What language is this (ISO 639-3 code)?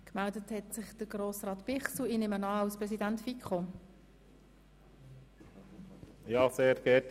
gsw